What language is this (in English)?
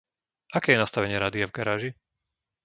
Slovak